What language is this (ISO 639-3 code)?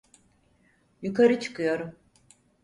tur